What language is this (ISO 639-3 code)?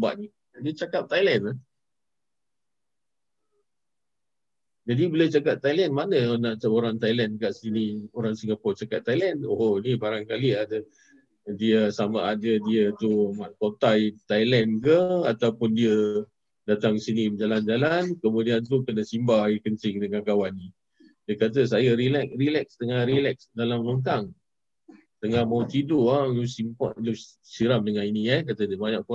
msa